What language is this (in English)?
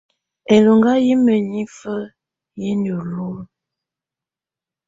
Tunen